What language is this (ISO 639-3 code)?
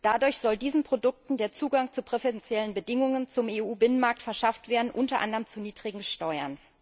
deu